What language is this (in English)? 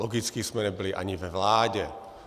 Czech